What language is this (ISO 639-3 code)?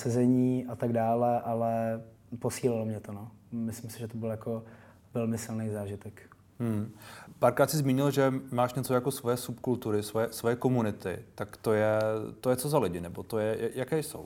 ces